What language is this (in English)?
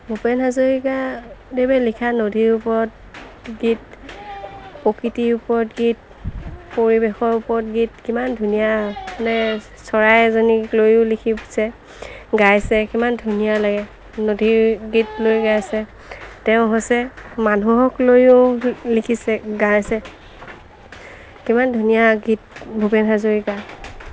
Assamese